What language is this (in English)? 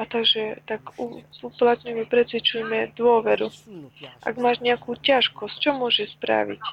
Slovak